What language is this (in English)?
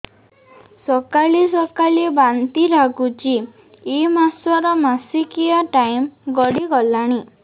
Odia